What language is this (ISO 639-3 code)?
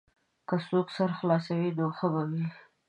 pus